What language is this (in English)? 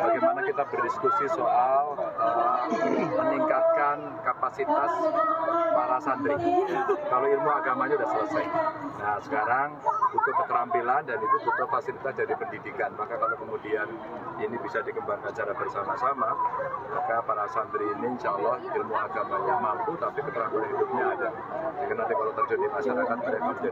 Indonesian